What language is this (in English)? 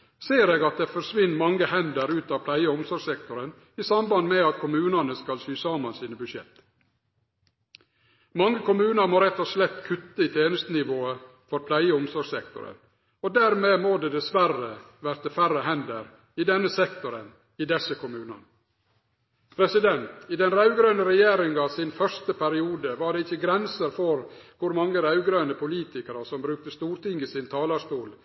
Norwegian Nynorsk